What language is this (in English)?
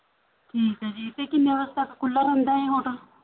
Punjabi